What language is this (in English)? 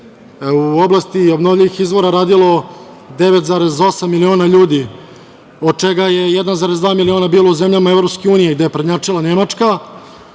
Serbian